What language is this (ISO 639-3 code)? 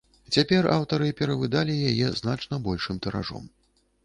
bel